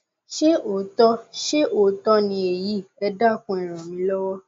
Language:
Yoruba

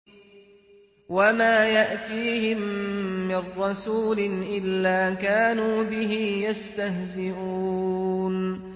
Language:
Arabic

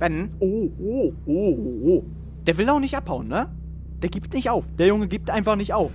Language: German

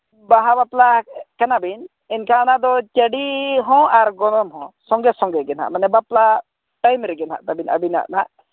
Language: Santali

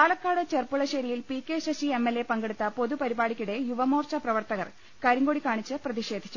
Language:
Malayalam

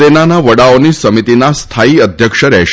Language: Gujarati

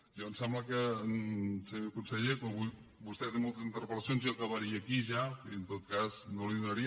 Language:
Catalan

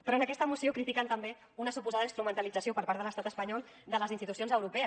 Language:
Catalan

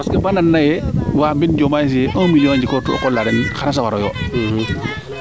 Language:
Serer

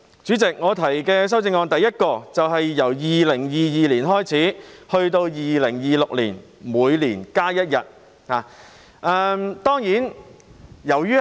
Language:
Cantonese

